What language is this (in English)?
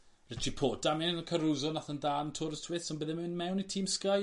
Welsh